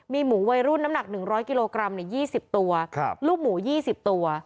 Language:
Thai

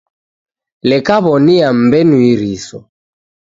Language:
Taita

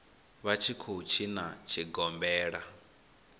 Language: Venda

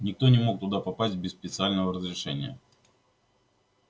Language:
Russian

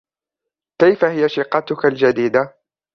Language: Arabic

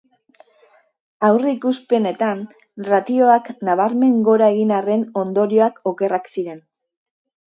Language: Basque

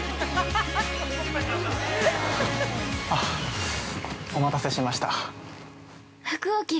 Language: Japanese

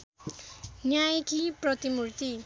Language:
Nepali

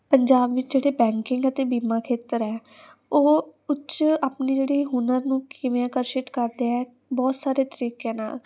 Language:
Punjabi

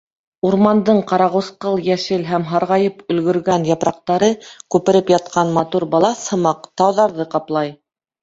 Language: Bashkir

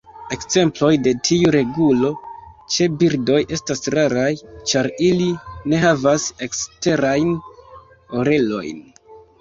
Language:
Esperanto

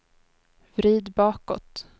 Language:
Swedish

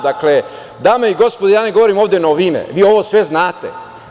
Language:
Serbian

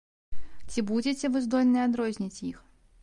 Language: Belarusian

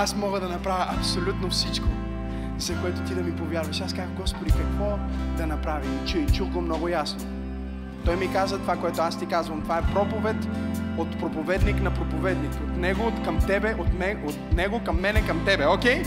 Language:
Bulgarian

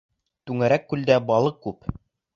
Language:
Bashkir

